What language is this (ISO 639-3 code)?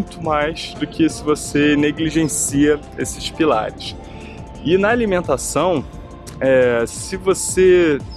por